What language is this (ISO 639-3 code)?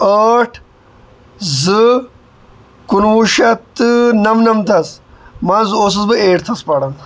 kas